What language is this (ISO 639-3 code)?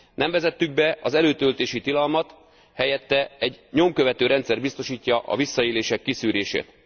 hun